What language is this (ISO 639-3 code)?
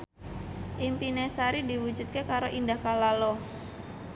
jav